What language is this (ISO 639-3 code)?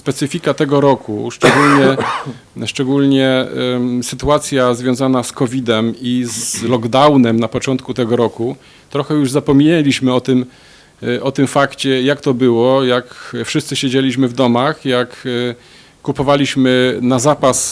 pol